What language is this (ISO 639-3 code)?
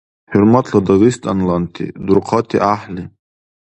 dar